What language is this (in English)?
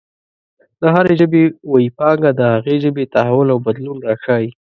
Pashto